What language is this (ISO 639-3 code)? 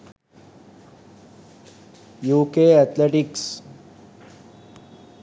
sin